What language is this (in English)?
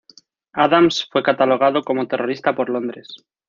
Spanish